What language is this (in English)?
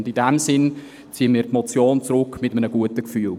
Swiss German